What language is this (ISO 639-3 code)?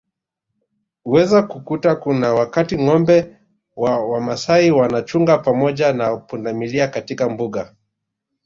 swa